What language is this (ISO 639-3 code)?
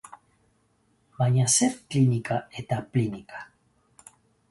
eus